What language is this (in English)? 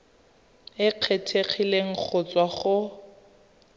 Tswana